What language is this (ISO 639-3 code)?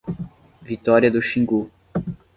por